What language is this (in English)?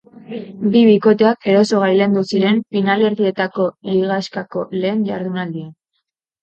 Basque